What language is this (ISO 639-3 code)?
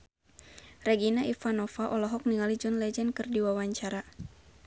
sun